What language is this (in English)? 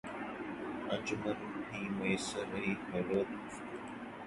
Urdu